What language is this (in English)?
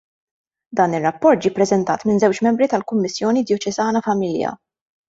Maltese